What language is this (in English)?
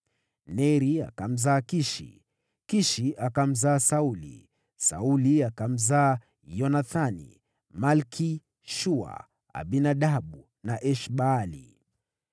Swahili